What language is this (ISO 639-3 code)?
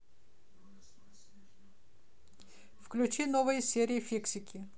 rus